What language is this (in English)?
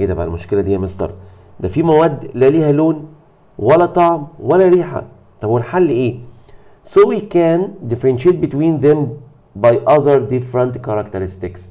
Arabic